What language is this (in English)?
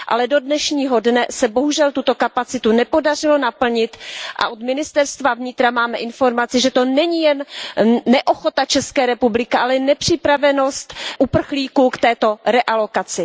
Czech